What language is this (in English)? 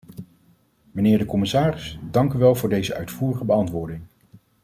Dutch